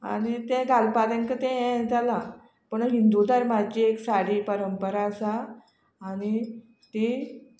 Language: Konkani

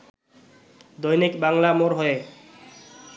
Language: Bangla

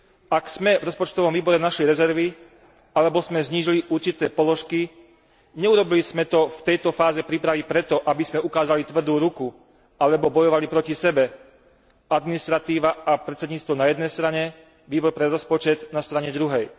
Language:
Slovak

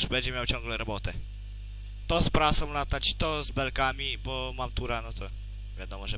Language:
Polish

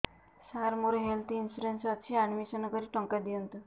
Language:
Odia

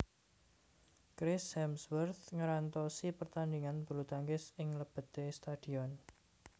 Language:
Javanese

